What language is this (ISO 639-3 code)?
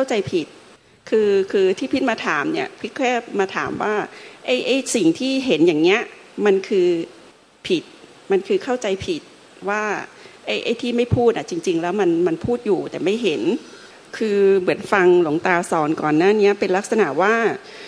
tha